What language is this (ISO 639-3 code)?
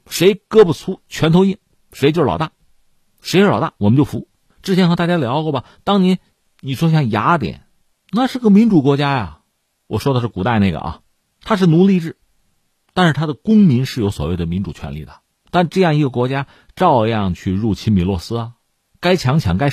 zho